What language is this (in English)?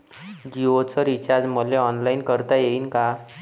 Marathi